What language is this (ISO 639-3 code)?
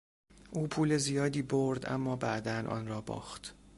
fas